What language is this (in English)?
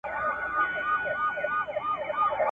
Pashto